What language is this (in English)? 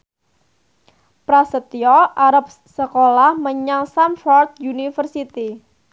Javanese